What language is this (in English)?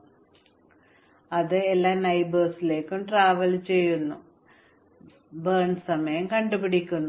Malayalam